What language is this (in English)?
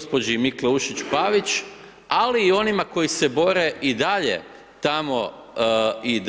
Croatian